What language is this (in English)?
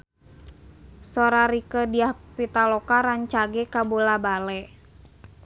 Sundanese